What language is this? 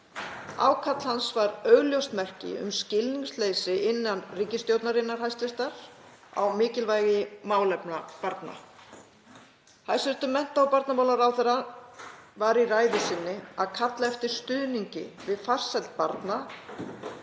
Icelandic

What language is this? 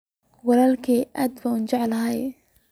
Somali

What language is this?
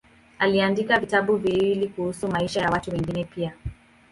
Swahili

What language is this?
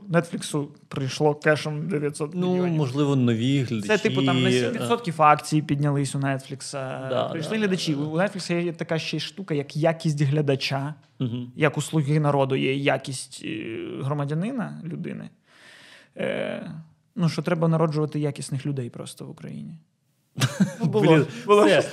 Ukrainian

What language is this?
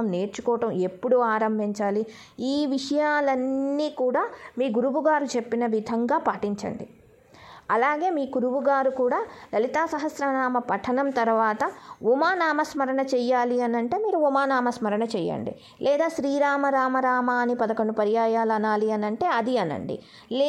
Telugu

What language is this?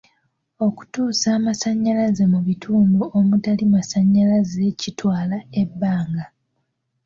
Ganda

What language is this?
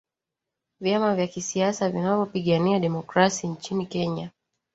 Swahili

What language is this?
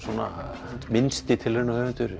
Icelandic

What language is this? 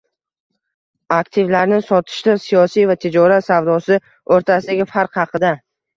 Uzbek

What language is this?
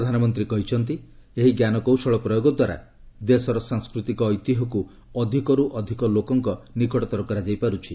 Odia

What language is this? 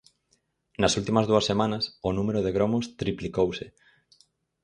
Galician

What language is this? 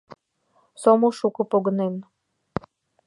Mari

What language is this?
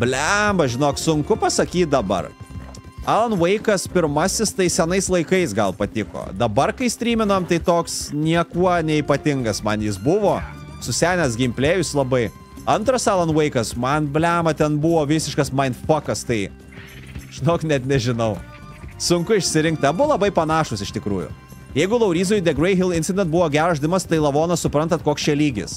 Lithuanian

